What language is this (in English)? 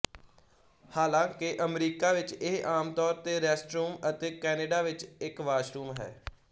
Punjabi